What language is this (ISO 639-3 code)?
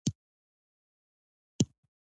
pus